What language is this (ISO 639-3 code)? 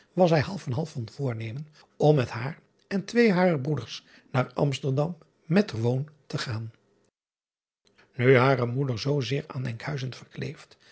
nld